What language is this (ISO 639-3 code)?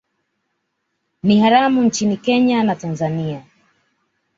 swa